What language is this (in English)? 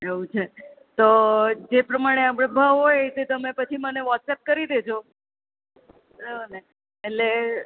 Gujarati